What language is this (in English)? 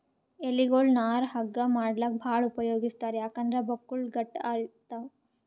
Kannada